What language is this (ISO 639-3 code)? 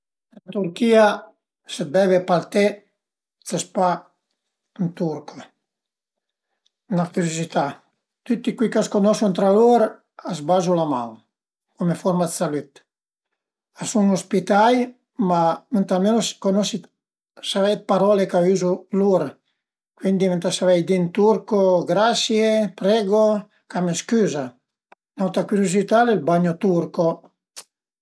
pms